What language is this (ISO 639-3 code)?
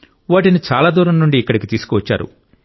tel